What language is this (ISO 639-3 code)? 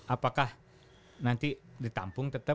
ind